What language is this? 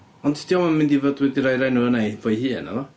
Welsh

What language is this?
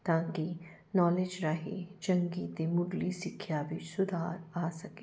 Punjabi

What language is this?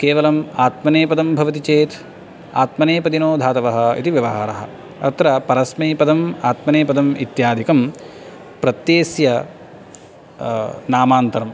Sanskrit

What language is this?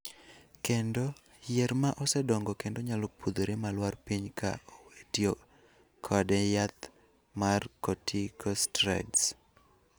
Luo (Kenya and Tanzania)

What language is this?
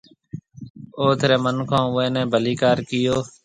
Marwari (Pakistan)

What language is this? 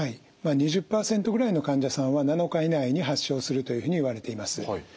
Japanese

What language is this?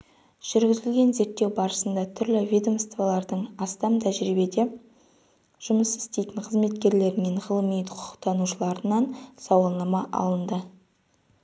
Kazakh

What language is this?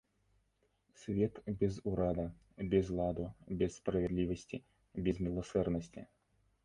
Belarusian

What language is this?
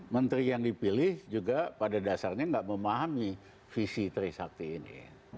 Indonesian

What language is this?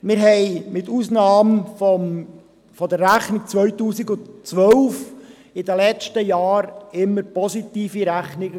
Swiss German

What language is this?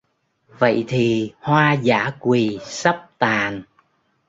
Vietnamese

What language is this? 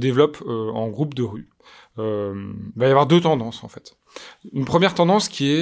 French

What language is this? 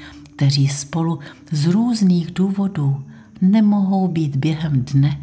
Czech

